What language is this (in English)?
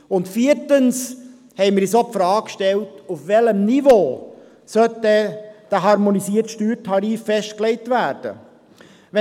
Swiss German